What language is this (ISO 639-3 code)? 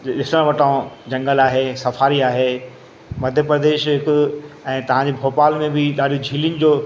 snd